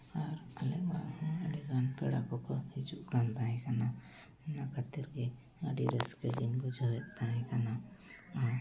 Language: Santali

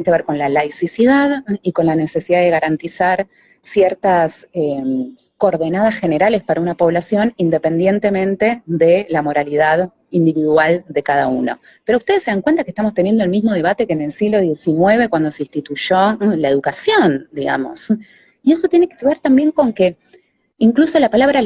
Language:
Spanish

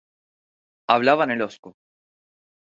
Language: Spanish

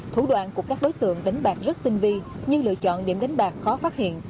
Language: Vietnamese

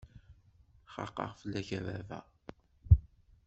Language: Kabyle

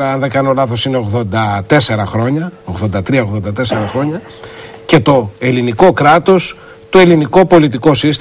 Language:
Greek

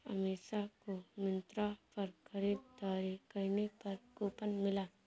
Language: Hindi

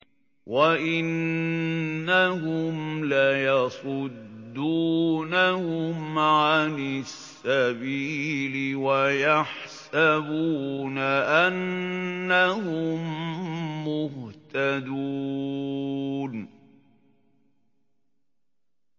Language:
Arabic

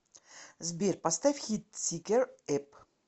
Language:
Russian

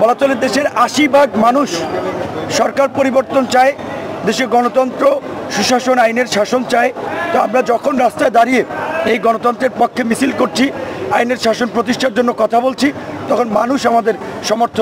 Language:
Turkish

